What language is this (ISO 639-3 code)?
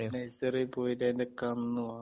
mal